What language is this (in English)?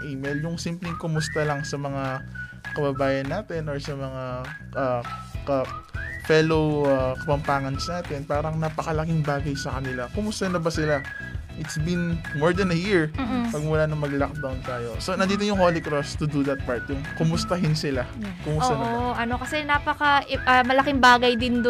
Filipino